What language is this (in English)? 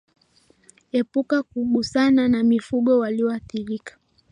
Swahili